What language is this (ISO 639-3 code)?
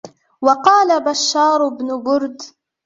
ara